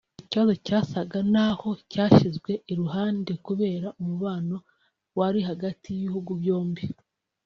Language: Kinyarwanda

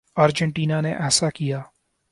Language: Urdu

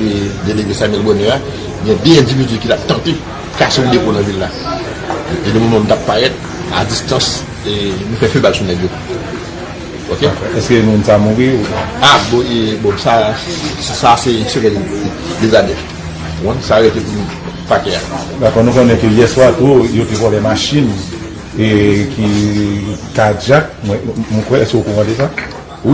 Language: French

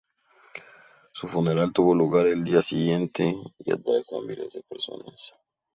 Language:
Spanish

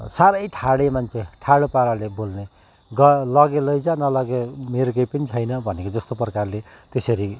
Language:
Nepali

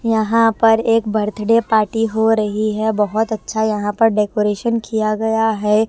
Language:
Hindi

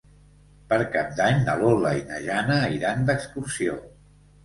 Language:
Catalan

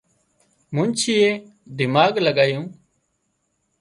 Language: Wadiyara Koli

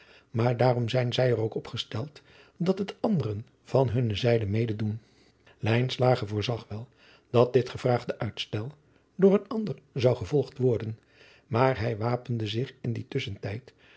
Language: Dutch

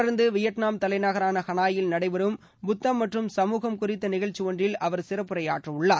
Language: Tamil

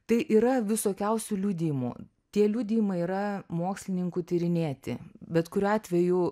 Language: Lithuanian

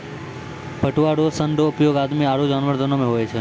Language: Maithili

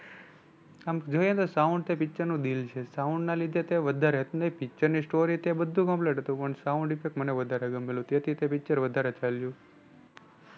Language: Gujarati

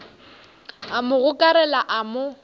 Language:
Northern Sotho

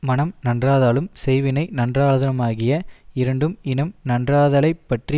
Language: Tamil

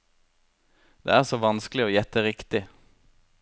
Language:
Norwegian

